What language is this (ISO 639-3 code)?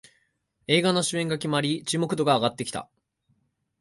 jpn